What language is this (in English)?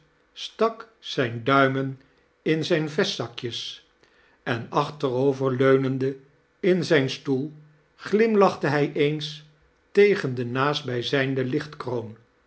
Dutch